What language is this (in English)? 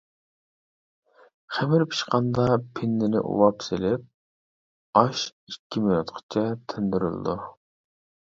Uyghur